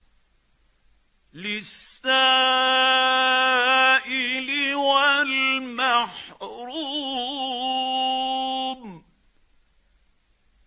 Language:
Arabic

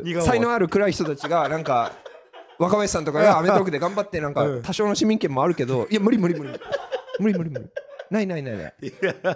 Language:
Japanese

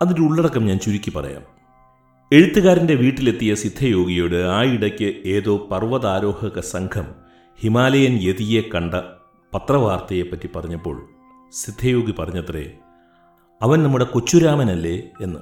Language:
Malayalam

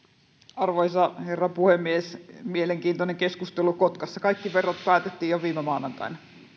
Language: Finnish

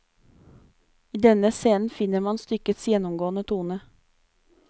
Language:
Norwegian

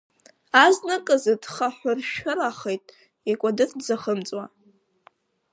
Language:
Abkhazian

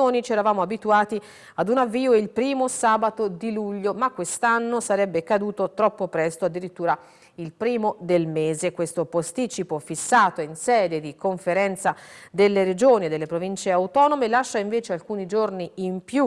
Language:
Italian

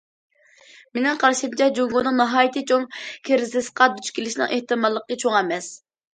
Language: Uyghur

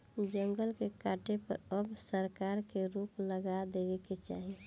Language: Bhojpuri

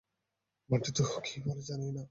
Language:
Bangla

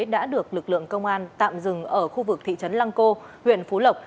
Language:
Vietnamese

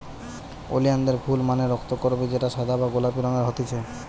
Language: Bangla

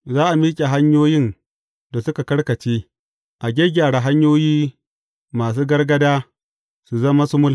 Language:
Hausa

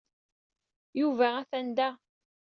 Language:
Kabyle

